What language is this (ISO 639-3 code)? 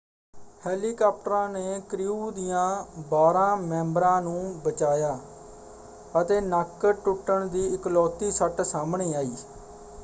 pan